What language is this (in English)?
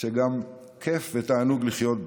Hebrew